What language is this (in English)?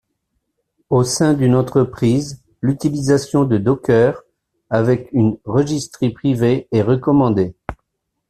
French